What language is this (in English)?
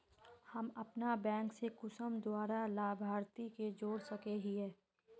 Magahi